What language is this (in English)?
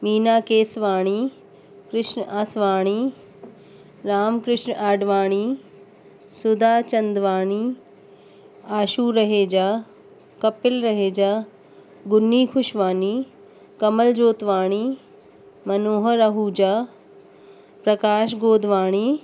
Sindhi